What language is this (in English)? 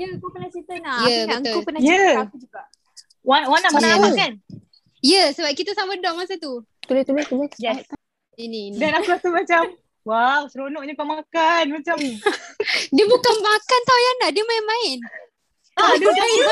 Malay